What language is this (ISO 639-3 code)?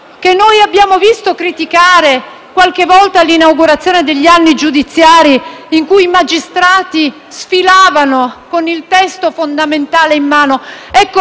ita